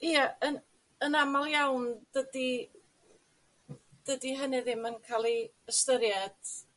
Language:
Welsh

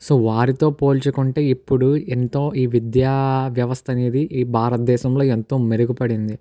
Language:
Telugu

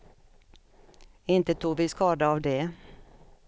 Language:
Swedish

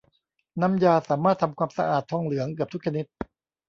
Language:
Thai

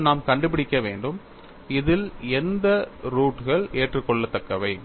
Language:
Tamil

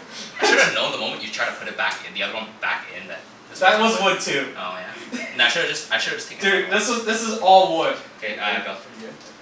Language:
English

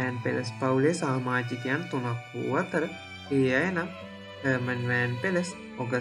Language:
Indonesian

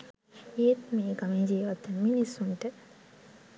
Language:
Sinhala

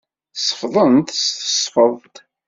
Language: Kabyle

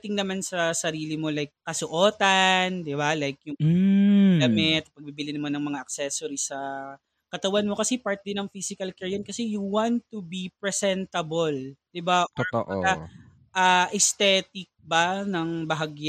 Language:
Filipino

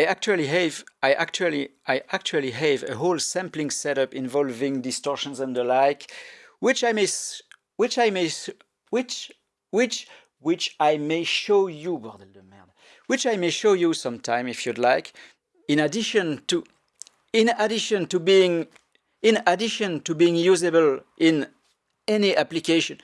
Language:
English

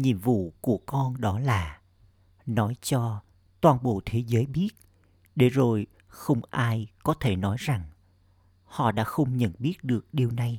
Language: Vietnamese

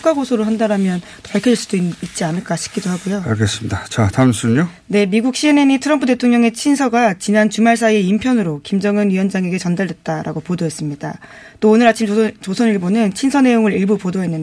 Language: Korean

